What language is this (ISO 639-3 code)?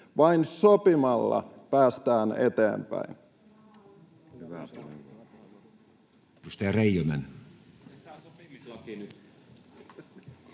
fin